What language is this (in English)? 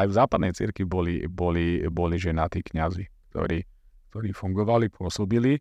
Slovak